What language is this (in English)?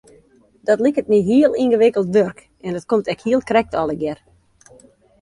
Western Frisian